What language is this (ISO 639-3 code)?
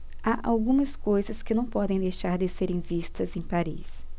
por